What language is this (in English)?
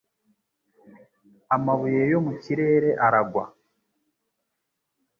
Kinyarwanda